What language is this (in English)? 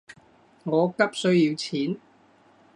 Cantonese